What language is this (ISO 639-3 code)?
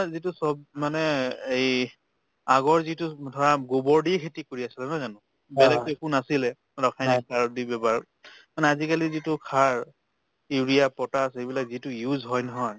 asm